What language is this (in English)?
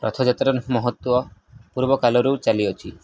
Odia